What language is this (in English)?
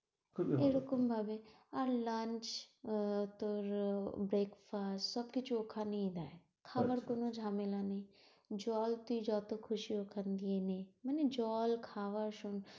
Bangla